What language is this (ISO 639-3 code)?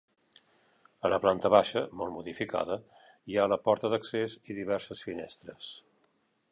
cat